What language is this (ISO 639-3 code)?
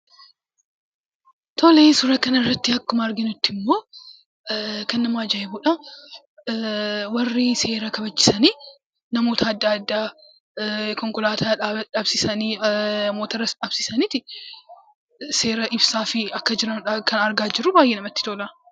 orm